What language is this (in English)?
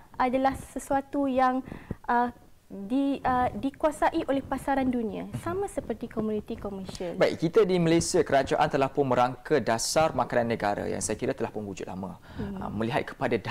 Malay